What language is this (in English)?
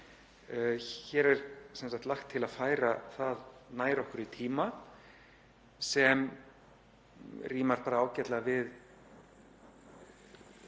Icelandic